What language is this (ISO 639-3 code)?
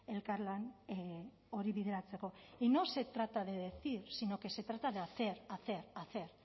spa